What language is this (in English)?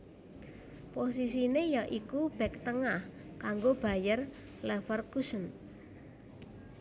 Javanese